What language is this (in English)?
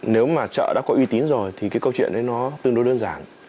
Vietnamese